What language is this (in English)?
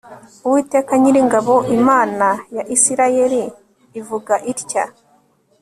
Kinyarwanda